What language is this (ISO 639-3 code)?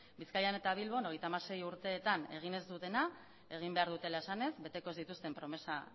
eus